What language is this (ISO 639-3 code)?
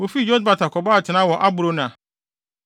aka